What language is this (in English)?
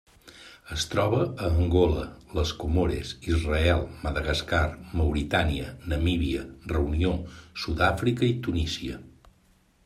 Catalan